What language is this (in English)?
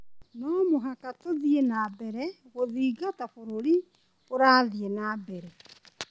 Kikuyu